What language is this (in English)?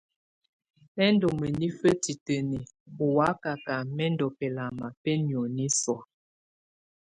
Tunen